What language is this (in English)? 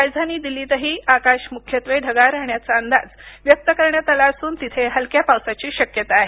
Marathi